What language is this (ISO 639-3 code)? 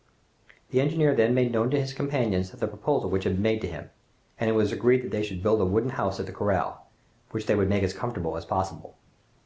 eng